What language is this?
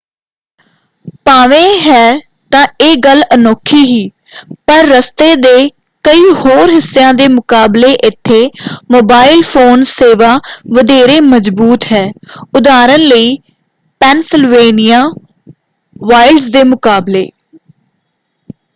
Punjabi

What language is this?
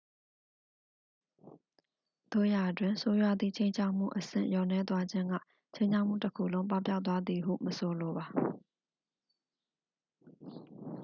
Burmese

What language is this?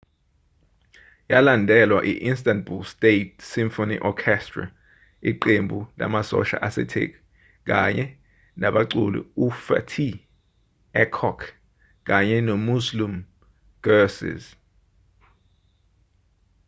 Zulu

